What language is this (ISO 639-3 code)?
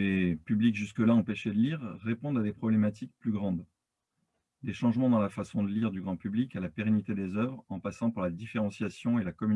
fra